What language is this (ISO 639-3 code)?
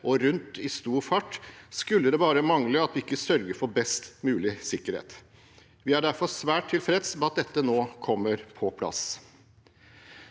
nor